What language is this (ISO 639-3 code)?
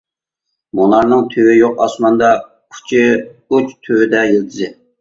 uig